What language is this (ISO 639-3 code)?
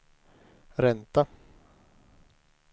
swe